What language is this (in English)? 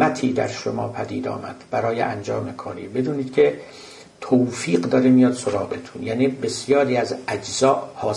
Persian